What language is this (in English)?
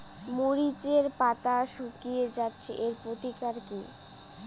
Bangla